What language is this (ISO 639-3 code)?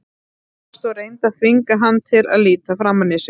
isl